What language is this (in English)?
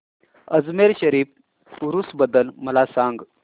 Marathi